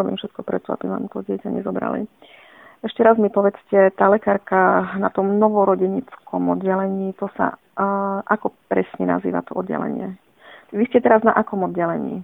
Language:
Slovak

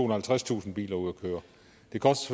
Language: Danish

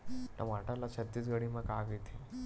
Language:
Chhattisgarhi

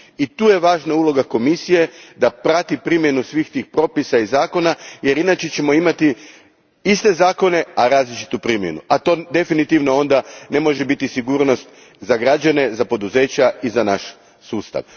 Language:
Croatian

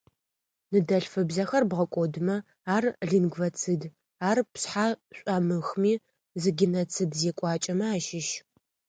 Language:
Adyghe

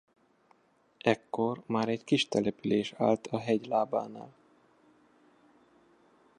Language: Hungarian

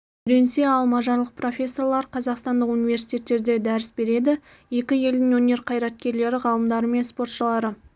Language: Kazakh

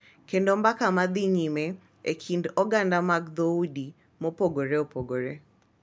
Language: Luo (Kenya and Tanzania)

